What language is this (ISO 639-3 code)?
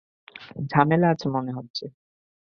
ben